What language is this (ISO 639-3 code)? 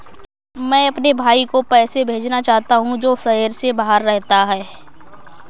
hin